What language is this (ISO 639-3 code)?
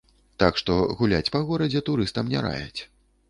bel